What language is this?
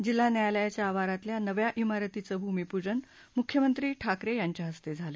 Marathi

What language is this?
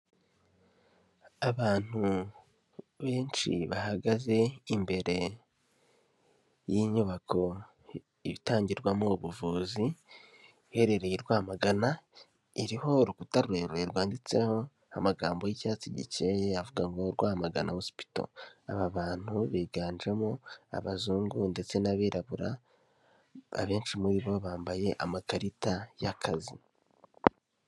Kinyarwanda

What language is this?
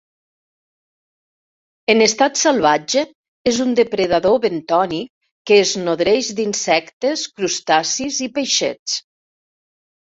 Catalan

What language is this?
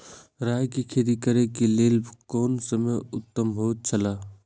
Maithili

